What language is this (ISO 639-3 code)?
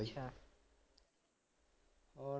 pan